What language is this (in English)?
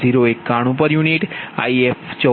Gujarati